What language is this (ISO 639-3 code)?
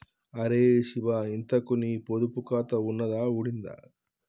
tel